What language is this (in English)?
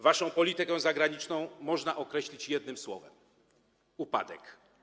Polish